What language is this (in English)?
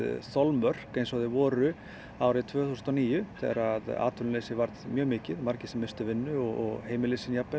Icelandic